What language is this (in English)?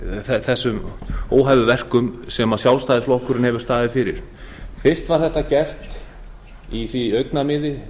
Icelandic